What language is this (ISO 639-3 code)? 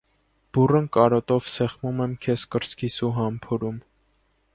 hye